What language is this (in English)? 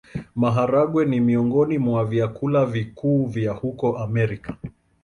Swahili